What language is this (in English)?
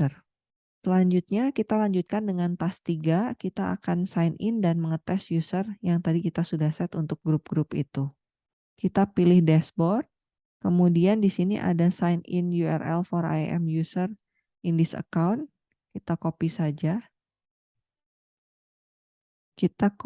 Indonesian